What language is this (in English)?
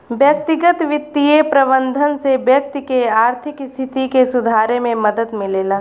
Bhojpuri